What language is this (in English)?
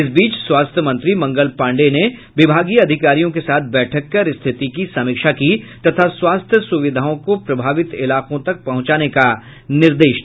Hindi